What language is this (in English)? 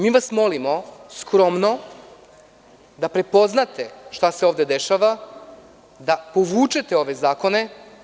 Serbian